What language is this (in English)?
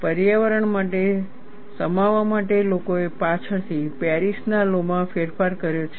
Gujarati